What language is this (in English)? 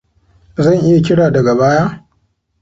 Hausa